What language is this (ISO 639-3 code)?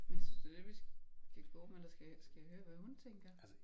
dan